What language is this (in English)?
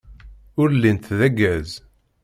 Kabyle